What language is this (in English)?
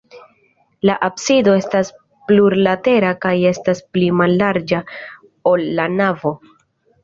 Esperanto